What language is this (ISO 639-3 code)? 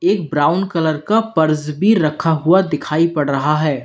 hin